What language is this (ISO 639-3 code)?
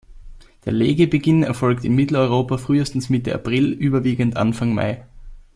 deu